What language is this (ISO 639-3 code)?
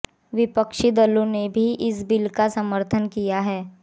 hin